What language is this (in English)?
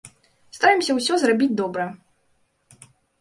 Belarusian